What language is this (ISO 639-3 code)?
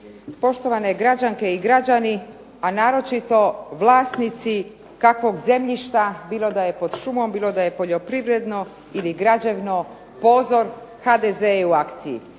hrv